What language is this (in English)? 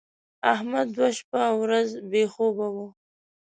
Pashto